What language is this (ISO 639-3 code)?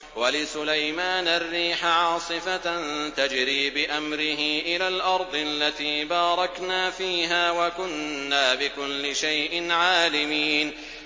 ara